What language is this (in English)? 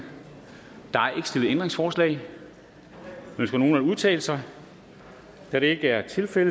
Danish